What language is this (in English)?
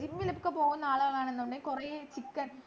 Malayalam